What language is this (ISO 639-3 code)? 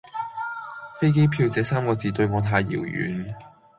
yue